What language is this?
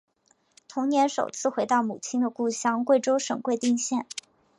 Chinese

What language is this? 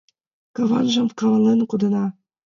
Mari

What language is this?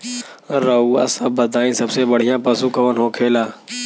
Bhojpuri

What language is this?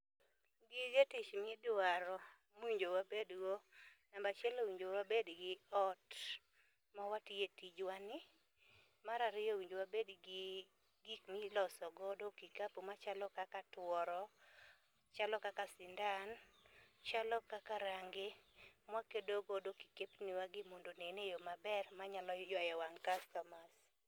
Luo (Kenya and Tanzania)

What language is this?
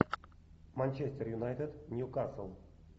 Russian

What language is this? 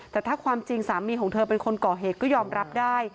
Thai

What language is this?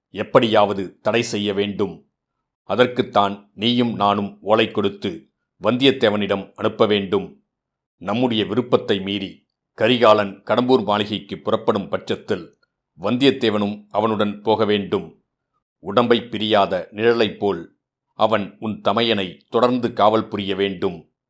Tamil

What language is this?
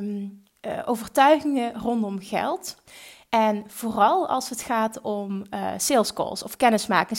Dutch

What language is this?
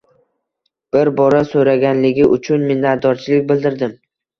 Uzbek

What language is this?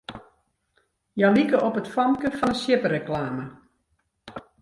Western Frisian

